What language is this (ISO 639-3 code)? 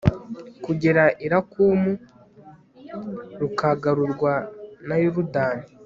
kin